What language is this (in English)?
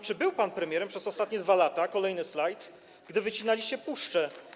Polish